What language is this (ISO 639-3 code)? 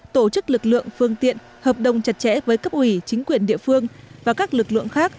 vie